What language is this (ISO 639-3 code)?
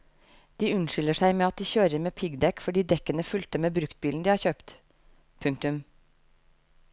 nor